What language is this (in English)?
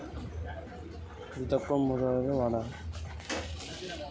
Telugu